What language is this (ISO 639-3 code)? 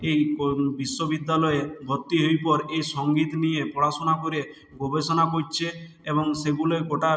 ben